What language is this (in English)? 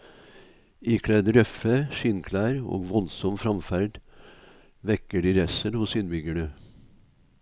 Norwegian